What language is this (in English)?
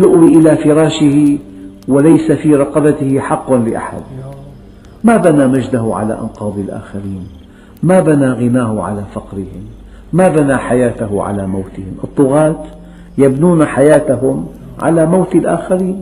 Arabic